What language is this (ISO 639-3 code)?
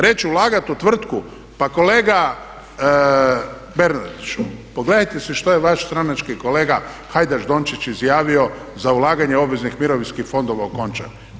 hrv